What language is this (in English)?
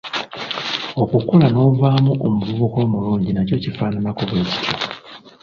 Ganda